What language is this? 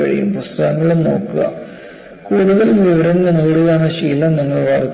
Malayalam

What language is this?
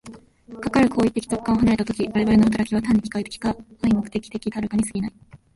Japanese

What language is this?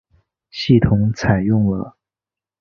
Chinese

